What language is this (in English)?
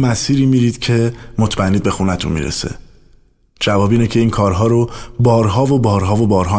Persian